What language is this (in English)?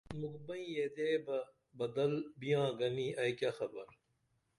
Dameli